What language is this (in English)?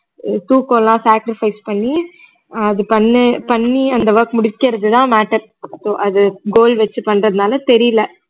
Tamil